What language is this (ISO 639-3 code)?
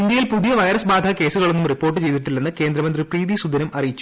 mal